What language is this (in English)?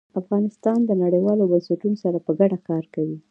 Pashto